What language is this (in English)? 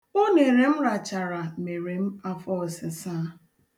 Igbo